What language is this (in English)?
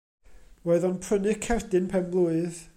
Welsh